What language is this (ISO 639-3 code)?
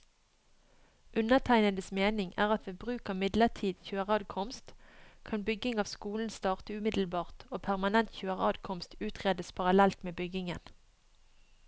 nor